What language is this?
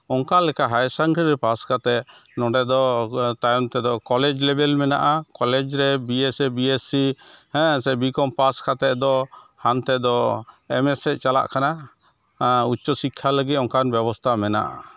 Santali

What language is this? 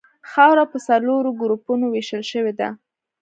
Pashto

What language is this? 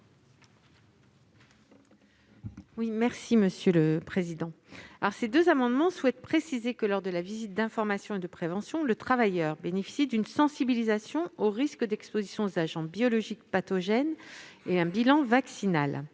French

